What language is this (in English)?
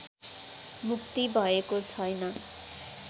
Nepali